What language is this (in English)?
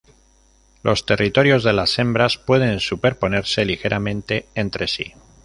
Spanish